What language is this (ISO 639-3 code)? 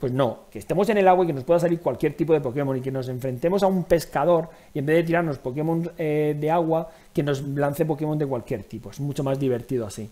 spa